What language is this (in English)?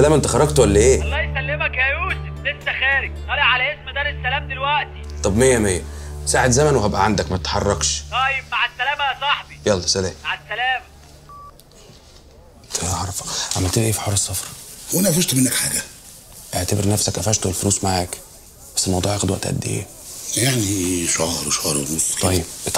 Arabic